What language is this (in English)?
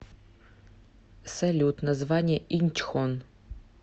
Russian